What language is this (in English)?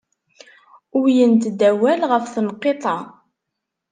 Kabyle